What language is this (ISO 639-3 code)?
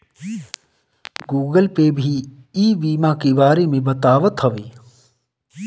bho